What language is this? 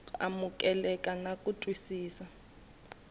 Tsonga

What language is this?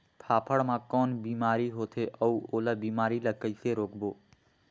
Chhattisgarhi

